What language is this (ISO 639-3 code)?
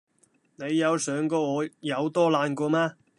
yue